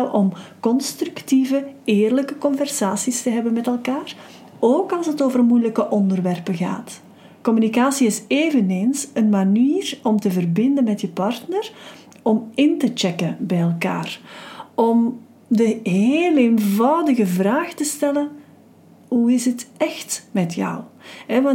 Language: Dutch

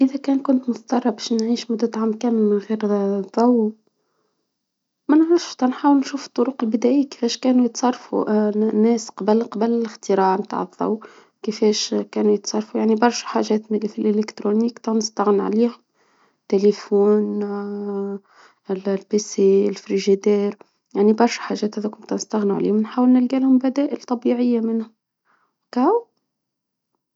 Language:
Tunisian Arabic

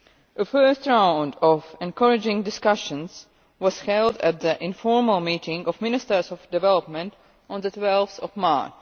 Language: English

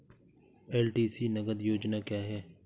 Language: Hindi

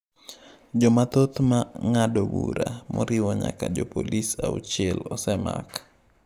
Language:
Luo (Kenya and Tanzania)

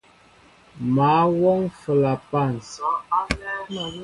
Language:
Mbo (Cameroon)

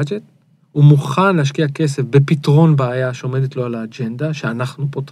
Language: Hebrew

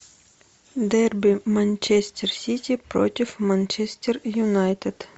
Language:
Russian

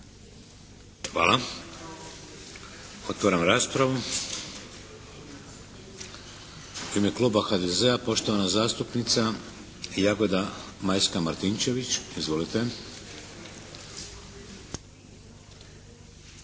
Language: Croatian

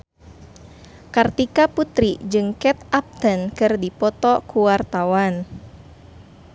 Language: Sundanese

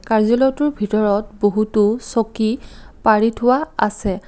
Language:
Assamese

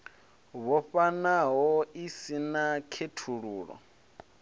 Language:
Venda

